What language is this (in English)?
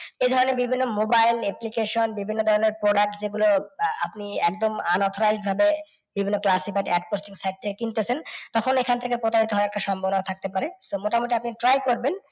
Bangla